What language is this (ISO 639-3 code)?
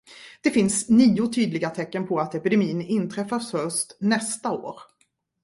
swe